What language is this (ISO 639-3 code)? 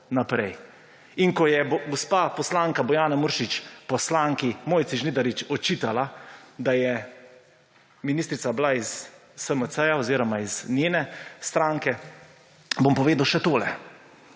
slv